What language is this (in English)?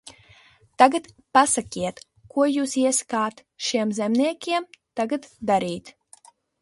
Latvian